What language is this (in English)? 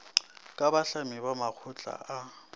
Northern Sotho